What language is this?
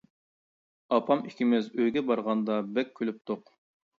Uyghur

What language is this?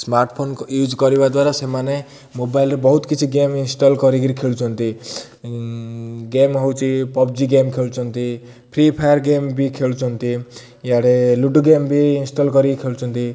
Odia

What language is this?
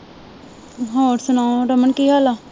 Punjabi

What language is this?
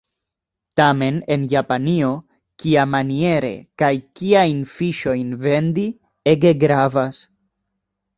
Esperanto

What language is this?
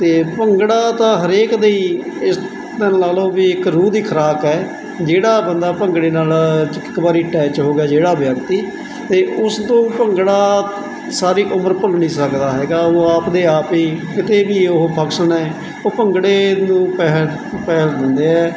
Punjabi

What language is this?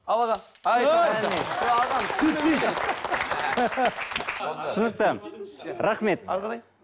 Kazakh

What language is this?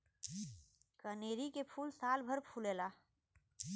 Bhojpuri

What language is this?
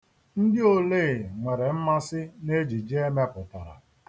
Igbo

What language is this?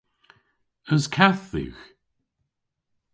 Cornish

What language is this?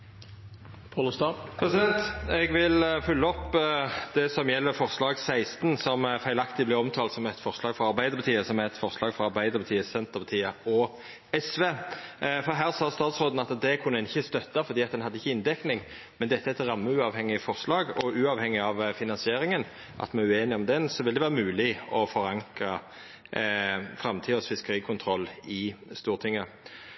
Norwegian Nynorsk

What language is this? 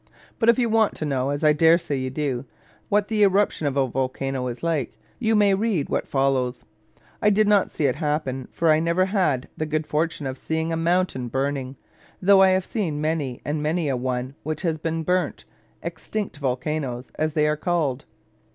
English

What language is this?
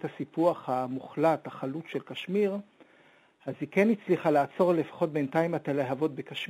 Hebrew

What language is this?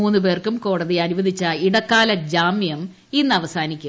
Malayalam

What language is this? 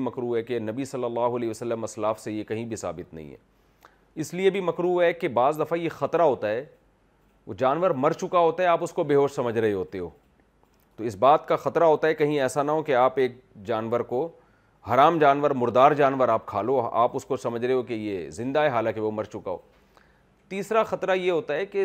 Urdu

